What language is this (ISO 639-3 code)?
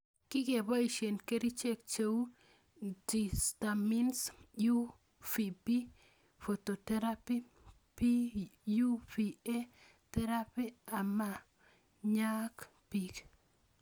kln